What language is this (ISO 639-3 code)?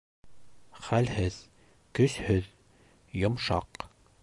bak